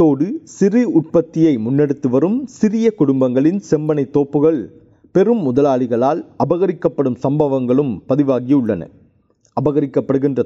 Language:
Tamil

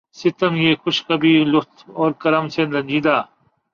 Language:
Urdu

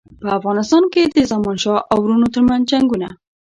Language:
Pashto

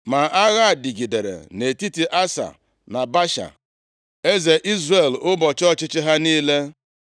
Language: Igbo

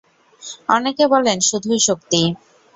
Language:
Bangla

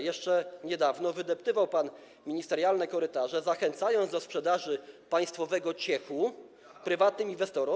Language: Polish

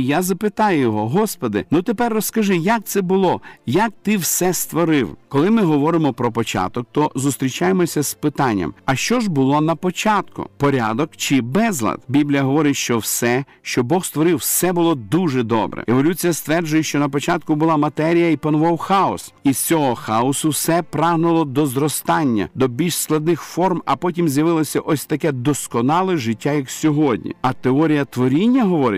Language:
Ukrainian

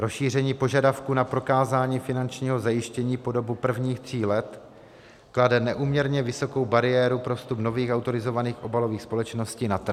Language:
Czech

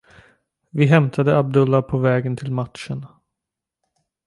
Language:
Swedish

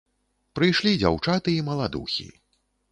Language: Belarusian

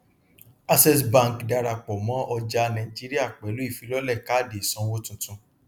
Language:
Yoruba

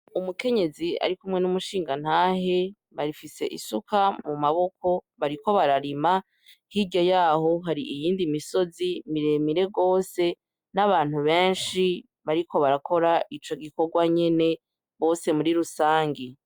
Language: Rundi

